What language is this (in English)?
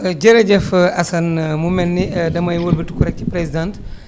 Wolof